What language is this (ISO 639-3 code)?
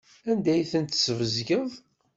kab